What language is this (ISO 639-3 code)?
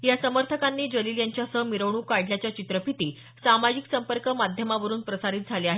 mar